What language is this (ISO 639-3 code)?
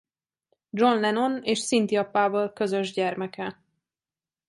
hun